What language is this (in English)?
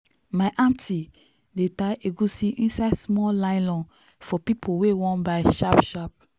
Nigerian Pidgin